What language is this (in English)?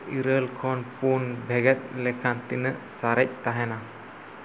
Santali